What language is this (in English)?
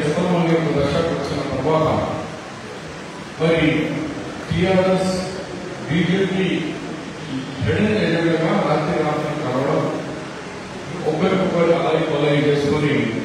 Telugu